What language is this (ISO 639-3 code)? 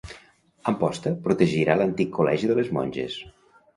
cat